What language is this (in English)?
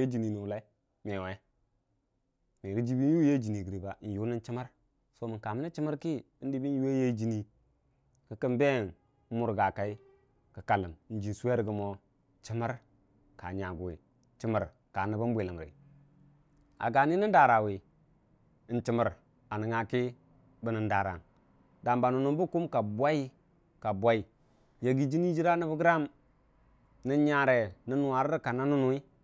Dijim-Bwilim